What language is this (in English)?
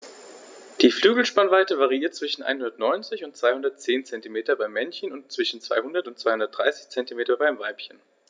German